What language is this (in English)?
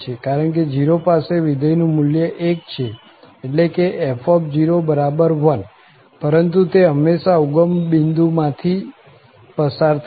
Gujarati